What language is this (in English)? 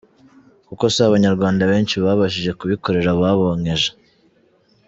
Kinyarwanda